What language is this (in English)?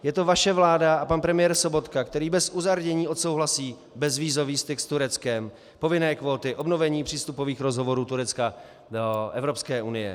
Czech